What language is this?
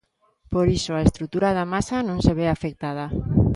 Galician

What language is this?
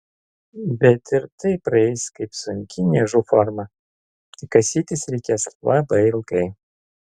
Lithuanian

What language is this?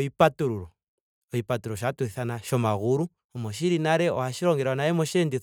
Ndonga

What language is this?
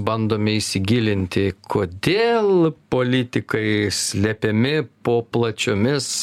Lithuanian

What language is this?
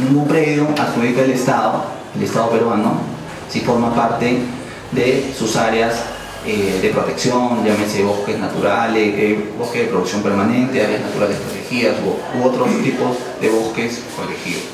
Spanish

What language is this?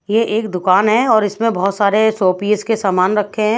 Hindi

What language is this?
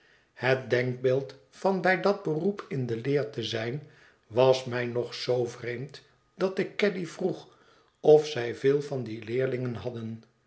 Dutch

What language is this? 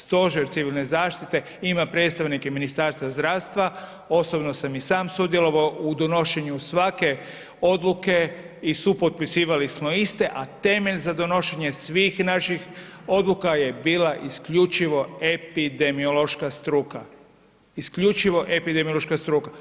Croatian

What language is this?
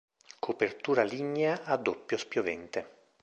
Italian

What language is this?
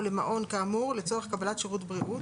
Hebrew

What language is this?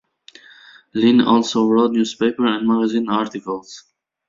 English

